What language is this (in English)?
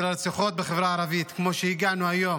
Hebrew